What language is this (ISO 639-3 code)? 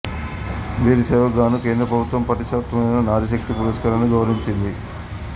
tel